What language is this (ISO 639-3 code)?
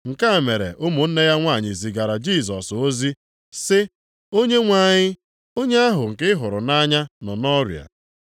ibo